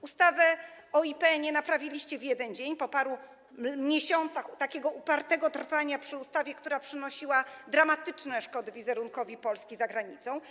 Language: Polish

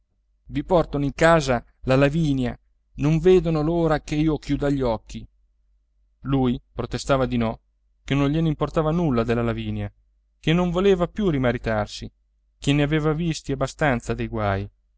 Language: Italian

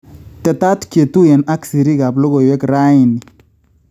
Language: Kalenjin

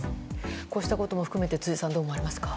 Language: Japanese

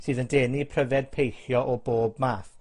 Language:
Welsh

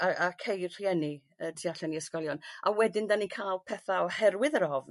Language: Welsh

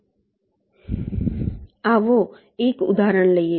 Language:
Gujarati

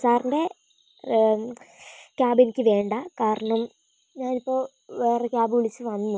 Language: Malayalam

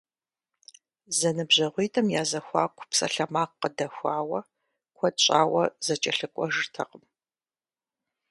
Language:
Kabardian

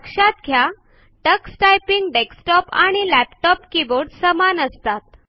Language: Marathi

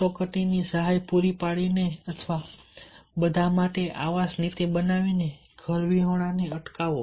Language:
Gujarati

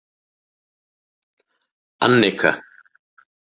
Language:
Icelandic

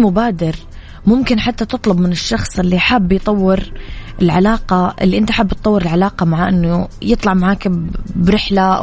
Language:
Arabic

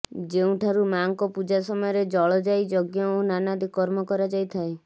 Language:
Odia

